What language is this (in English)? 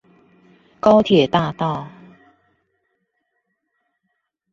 Chinese